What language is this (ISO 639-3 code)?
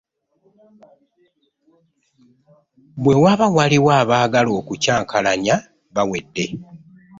lug